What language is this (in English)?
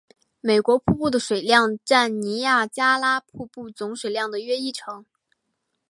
Chinese